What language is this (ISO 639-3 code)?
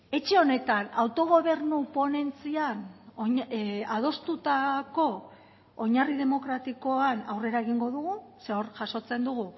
eus